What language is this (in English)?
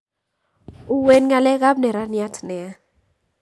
Kalenjin